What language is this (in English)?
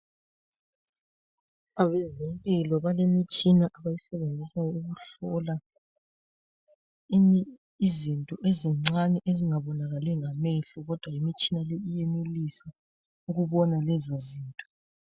North Ndebele